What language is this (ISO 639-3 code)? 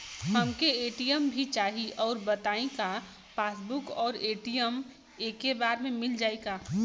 bho